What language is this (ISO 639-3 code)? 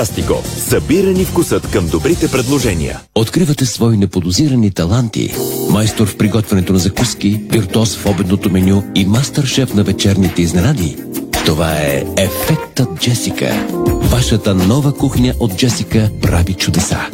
bul